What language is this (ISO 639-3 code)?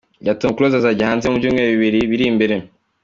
kin